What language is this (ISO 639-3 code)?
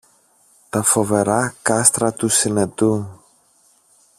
ell